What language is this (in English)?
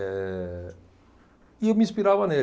Portuguese